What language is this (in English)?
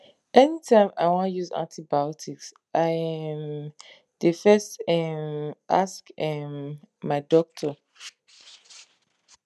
Nigerian Pidgin